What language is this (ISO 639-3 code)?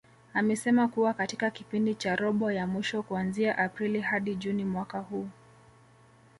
swa